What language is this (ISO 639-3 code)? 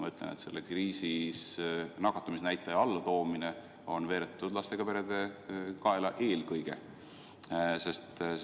est